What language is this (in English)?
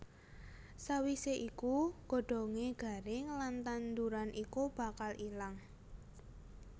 Javanese